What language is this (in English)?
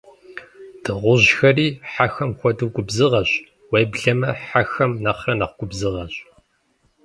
Kabardian